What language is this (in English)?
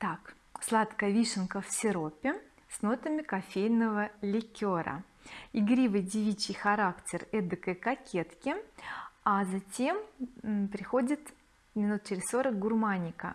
Russian